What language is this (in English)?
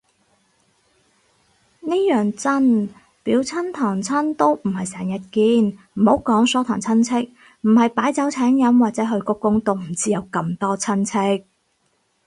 Cantonese